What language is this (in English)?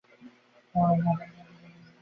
Bangla